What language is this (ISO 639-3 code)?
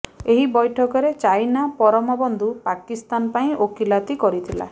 ori